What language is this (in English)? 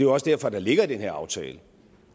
Danish